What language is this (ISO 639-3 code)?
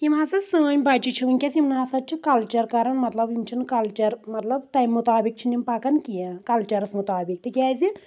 kas